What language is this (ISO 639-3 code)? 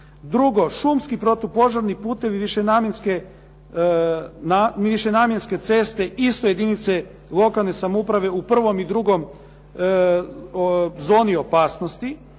hrv